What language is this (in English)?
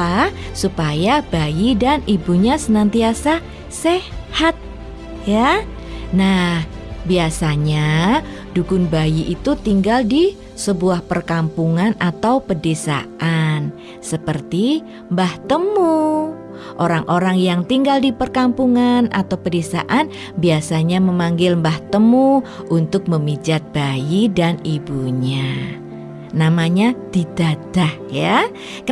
Indonesian